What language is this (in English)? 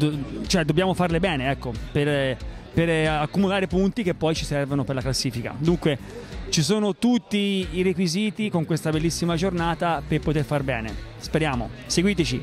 Italian